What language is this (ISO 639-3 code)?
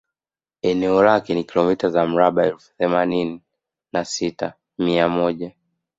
swa